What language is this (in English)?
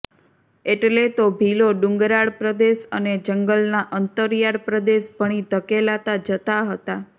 Gujarati